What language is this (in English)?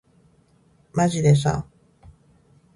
Japanese